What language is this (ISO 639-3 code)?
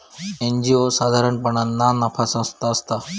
mar